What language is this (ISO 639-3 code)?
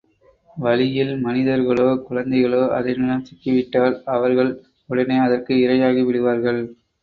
tam